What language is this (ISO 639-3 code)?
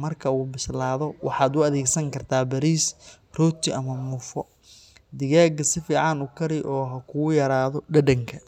som